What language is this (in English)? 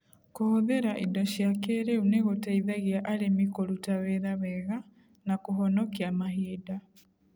Kikuyu